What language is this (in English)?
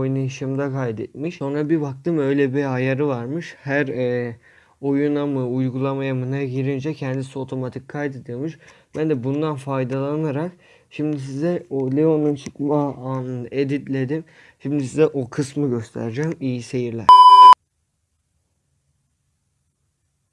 Turkish